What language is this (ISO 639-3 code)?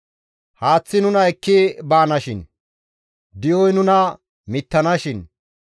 gmv